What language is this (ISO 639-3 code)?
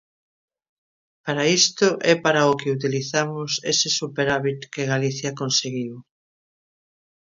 glg